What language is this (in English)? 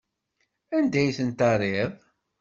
Kabyle